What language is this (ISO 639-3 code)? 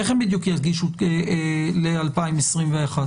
heb